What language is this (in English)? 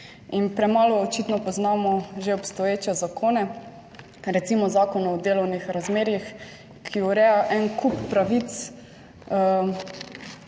Slovenian